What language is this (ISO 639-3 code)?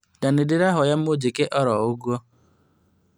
kik